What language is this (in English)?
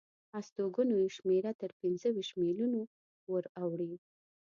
Pashto